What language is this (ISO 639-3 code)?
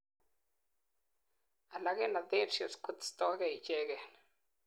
kln